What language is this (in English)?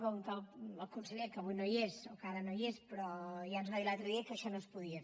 Catalan